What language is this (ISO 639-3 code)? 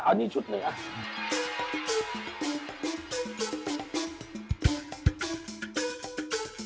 tha